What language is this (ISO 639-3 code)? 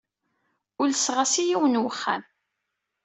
kab